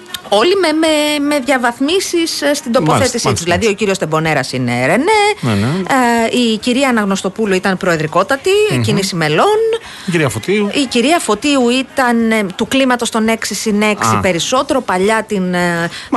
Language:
Greek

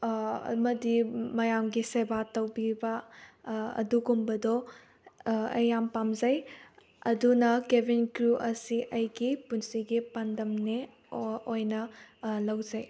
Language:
Manipuri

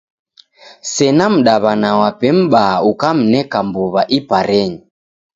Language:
Taita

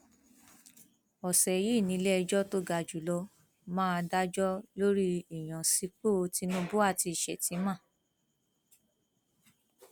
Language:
Yoruba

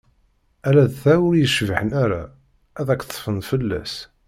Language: Kabyle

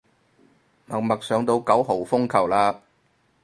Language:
Cantonese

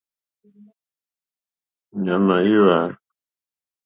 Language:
Mokpwe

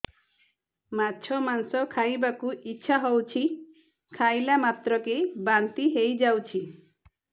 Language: Odia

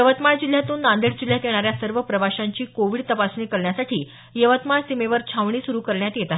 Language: Marathi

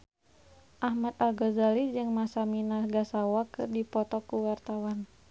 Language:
Sundanese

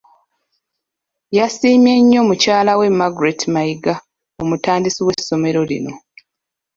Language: Ganda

